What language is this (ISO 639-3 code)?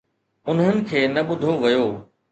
snd